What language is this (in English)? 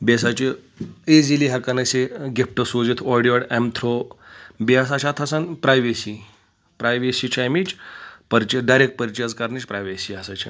Kashmiri